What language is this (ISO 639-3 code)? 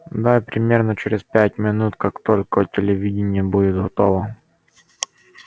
rus